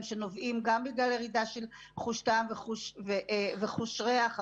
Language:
Hebrew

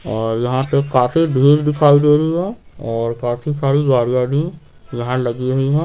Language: Hindi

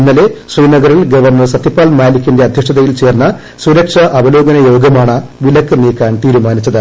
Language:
Malayalam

